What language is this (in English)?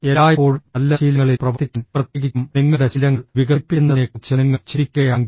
Malayalam